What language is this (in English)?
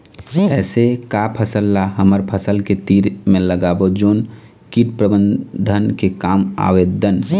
Chhattisgarhi